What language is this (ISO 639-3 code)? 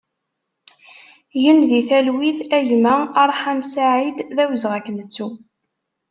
kab